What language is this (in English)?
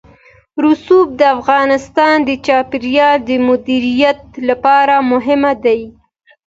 Pashto